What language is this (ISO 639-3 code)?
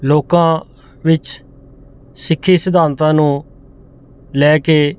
pan